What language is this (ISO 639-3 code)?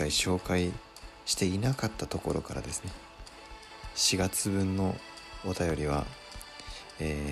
jpn